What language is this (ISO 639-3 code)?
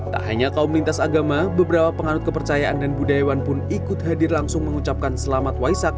ind